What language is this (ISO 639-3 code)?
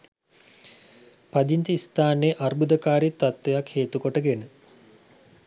sin